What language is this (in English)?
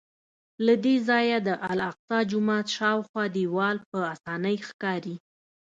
Pashto